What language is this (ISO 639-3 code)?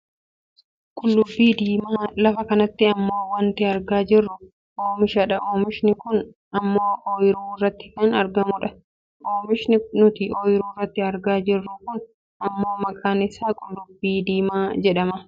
orm